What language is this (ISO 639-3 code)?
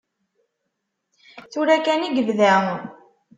kab